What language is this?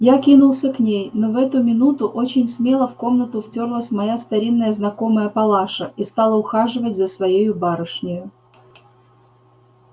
Russian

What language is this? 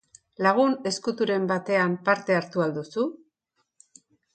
Basque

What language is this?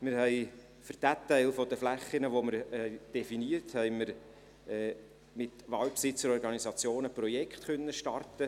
Swiss German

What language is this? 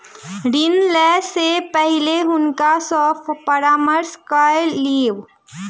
Maithili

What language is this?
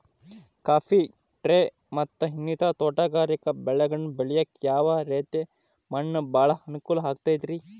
Kannada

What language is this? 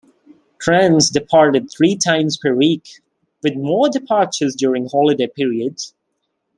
English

